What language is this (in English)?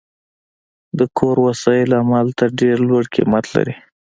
Pashto